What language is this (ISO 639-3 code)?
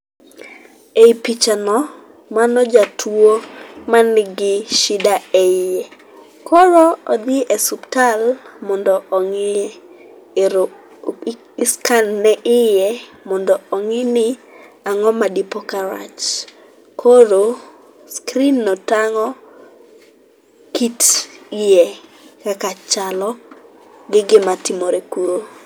luo